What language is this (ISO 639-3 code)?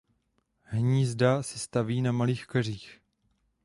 ces